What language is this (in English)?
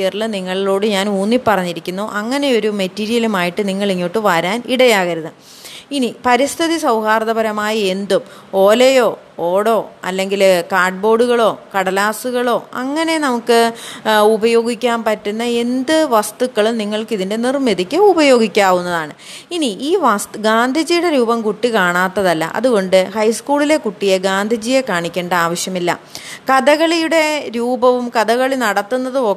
Malayalam